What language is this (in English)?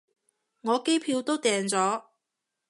Cantonese